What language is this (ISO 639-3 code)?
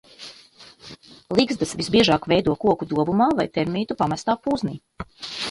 lav